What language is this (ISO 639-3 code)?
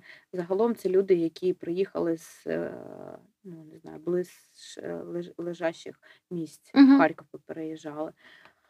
ukr